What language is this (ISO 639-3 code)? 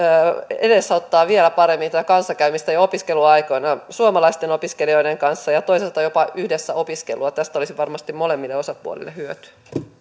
fin